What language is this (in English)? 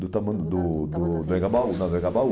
Portuguese